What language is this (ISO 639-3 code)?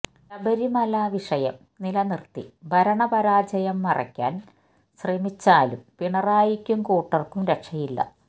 mal